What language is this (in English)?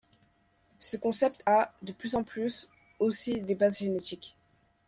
French